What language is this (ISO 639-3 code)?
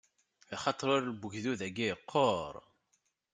kab